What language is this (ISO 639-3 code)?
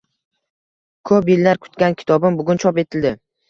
uzb